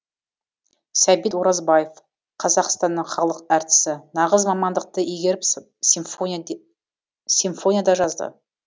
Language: Kazakh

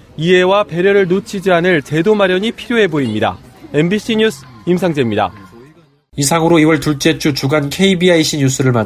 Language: Korean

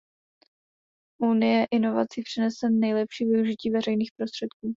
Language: Czech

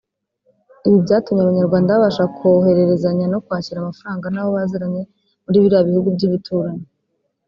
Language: Kinyarwanda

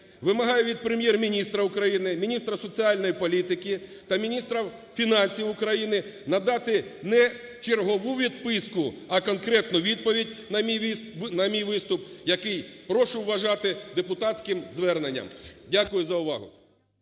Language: Ukrainian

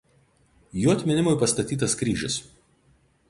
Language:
Lithuanian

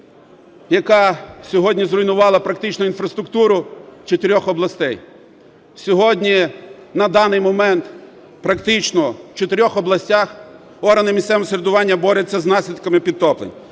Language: Ukrainian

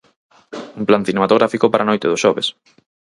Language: Galician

